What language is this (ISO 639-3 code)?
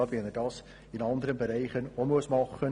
gsw